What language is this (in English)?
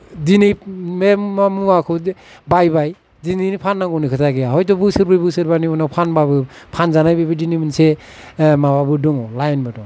Bodo